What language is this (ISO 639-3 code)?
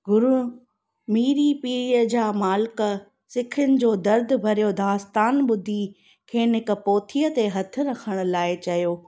snd